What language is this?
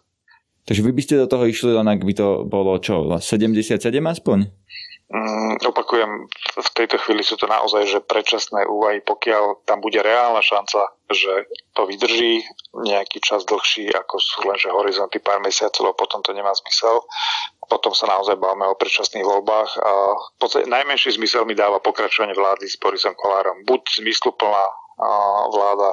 Slovak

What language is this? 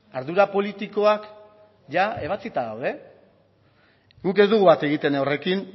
Basque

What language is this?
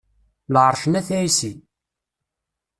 Kabyle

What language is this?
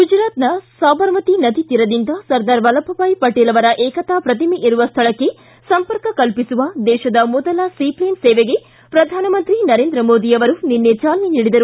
Kannada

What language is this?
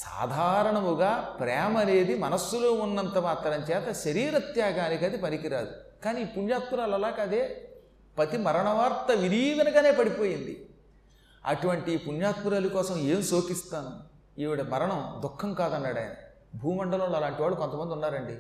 Telugu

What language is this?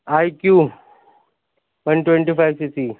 Urdu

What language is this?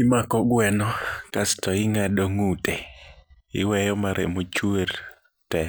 Luo (Kenya and Tanzania)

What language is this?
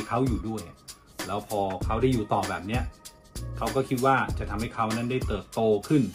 Thai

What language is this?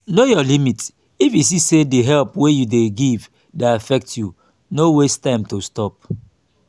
Nigerian Pidgin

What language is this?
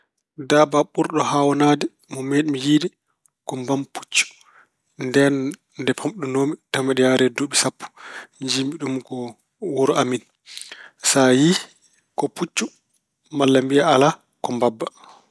Fula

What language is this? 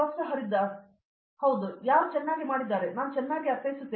Kannada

